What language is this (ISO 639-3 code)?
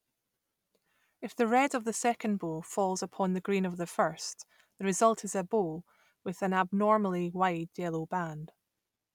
eng